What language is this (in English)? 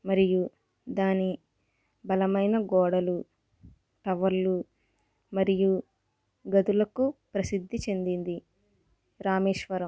Telugu